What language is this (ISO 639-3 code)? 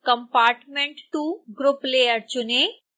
hin